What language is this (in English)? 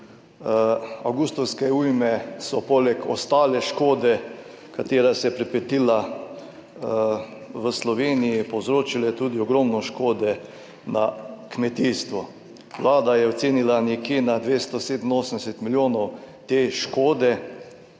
Slovenian